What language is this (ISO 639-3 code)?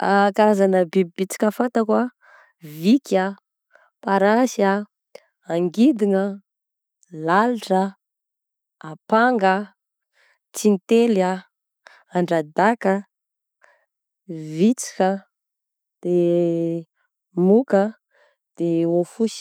bzc